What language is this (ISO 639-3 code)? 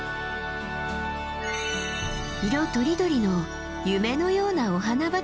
jpn